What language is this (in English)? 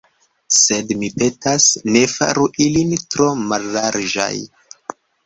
Esperanto